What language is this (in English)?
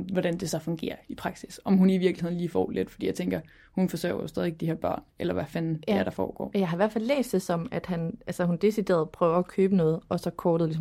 Danish